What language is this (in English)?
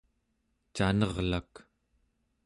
Central Yupik